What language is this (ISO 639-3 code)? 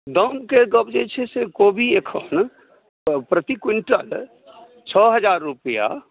mai